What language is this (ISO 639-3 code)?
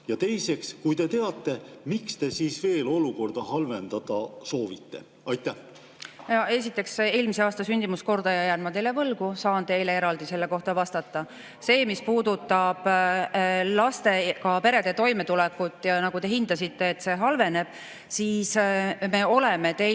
est